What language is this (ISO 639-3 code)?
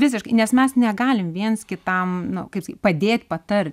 lit